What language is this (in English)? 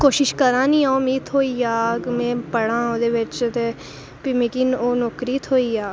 Dogri